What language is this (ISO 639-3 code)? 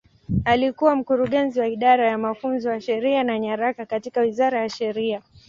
swa